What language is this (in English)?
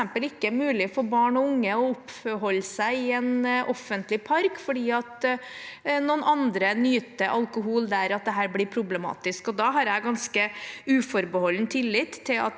Norwegian